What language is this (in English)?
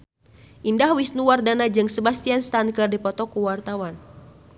Sundanese